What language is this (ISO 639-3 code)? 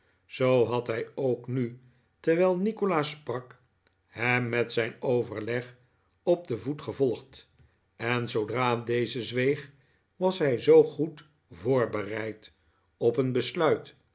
nld